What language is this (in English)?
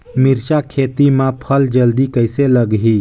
Chhattisgarhi